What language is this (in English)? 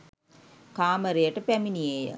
Sinhala